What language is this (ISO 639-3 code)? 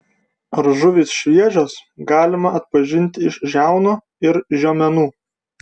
lit